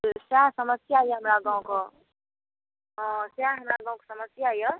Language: Maithili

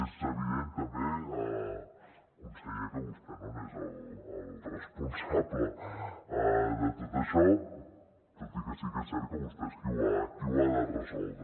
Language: Catalan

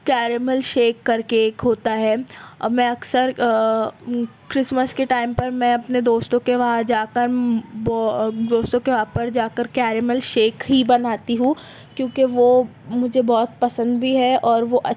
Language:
Urdu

